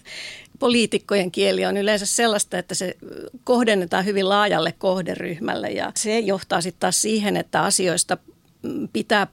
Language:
Finnish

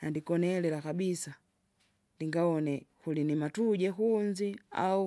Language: Kinga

